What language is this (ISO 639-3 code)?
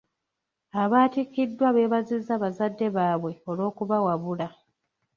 lug